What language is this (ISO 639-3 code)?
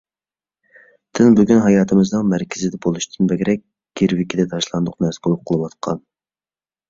uig